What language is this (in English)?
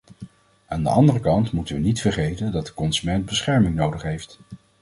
Dutch